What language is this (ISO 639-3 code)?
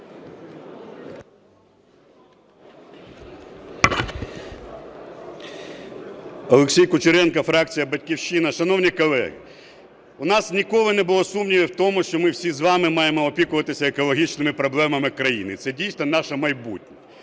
ukr